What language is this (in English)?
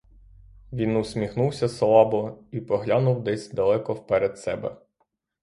Ukrainian